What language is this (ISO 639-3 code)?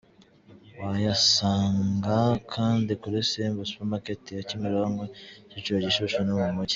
kin